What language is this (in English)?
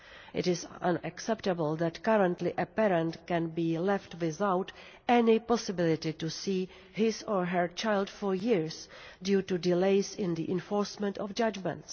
English